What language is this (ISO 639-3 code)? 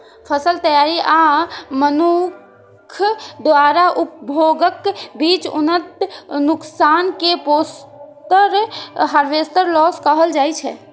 mai